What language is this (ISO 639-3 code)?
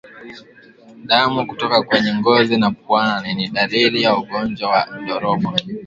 swa